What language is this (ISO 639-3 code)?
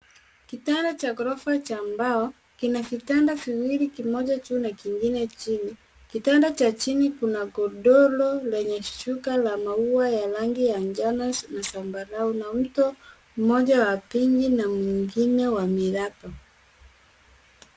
swa